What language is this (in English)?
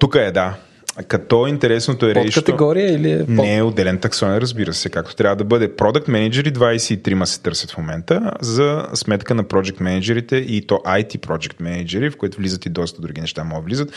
Bulgarian